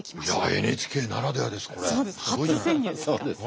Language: Japanese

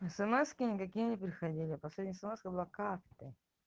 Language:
Russian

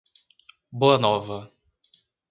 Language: Portuguese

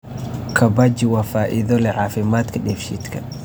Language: Somali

